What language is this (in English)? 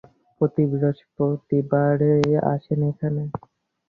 Bangla